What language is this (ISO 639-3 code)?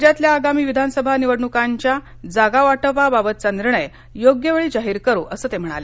mar